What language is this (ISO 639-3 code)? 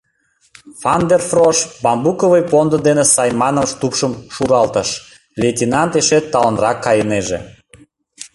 chm